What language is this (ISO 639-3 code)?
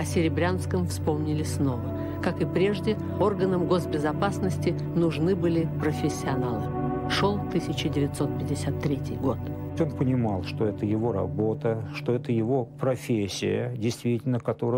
rus